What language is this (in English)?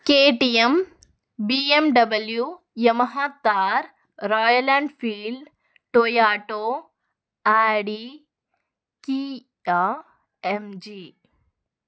Telugu